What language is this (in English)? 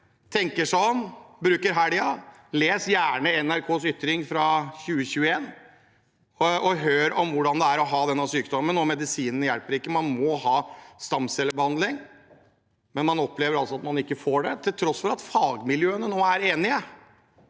Norwegian